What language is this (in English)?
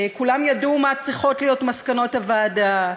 Hebrew